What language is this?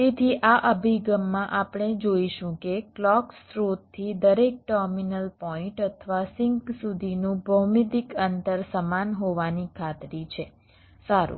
Gujarati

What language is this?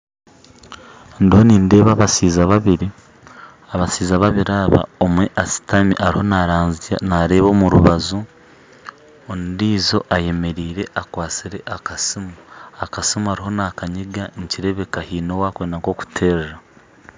Nyankole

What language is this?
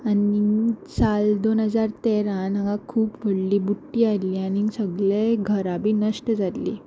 Konkani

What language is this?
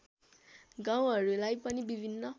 Nepali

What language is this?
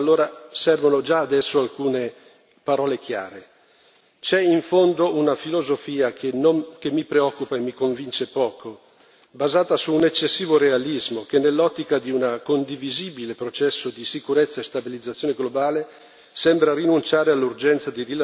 Italian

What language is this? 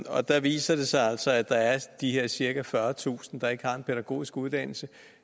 Danish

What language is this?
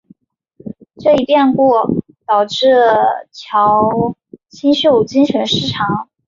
Chinese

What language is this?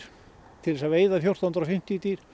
Icelandic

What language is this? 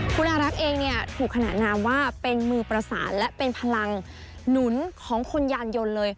Thai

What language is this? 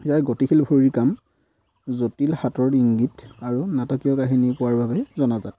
Assamese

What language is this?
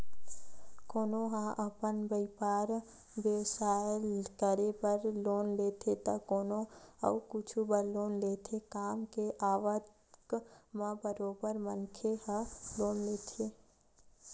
Chhattisgarhi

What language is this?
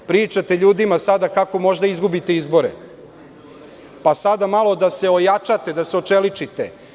Serbian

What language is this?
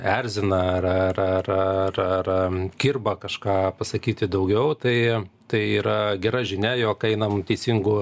Lithuanian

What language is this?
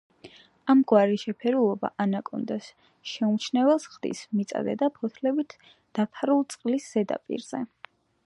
Georgian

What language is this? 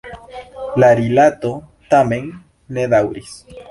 Esperanto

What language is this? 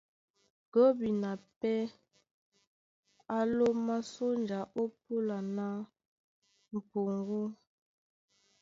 Duala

